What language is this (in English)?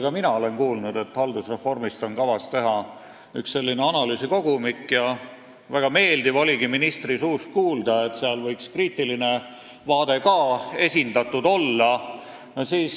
Estonian